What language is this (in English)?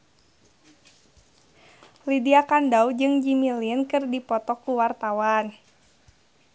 Sundanese